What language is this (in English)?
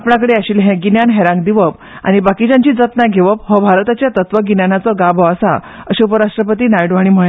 Konkani